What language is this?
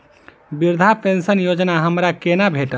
Maithili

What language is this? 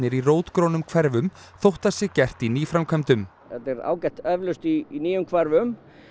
Icelandic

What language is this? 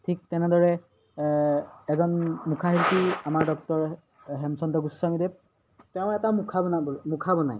Assamese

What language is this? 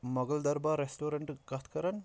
Kashmiri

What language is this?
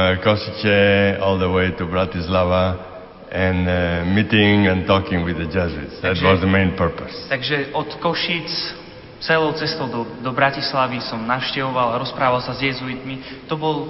Slovak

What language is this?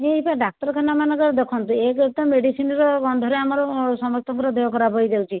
Odia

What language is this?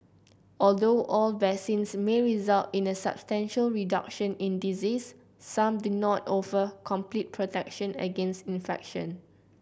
English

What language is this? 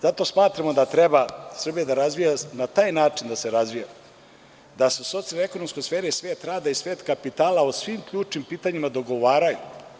Serbian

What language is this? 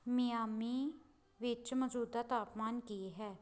Punjabi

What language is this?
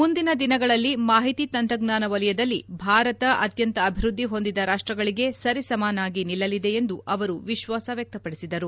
Kannada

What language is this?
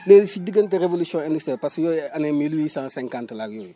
Wolof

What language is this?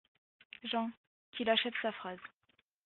French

